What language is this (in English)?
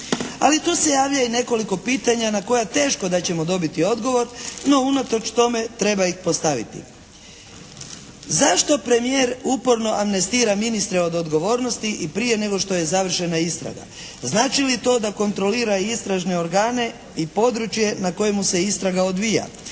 Croatian